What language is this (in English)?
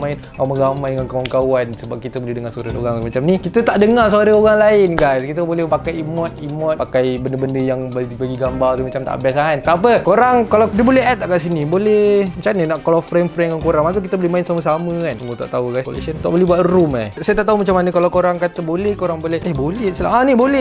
Malay